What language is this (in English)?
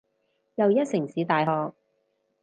Cantonese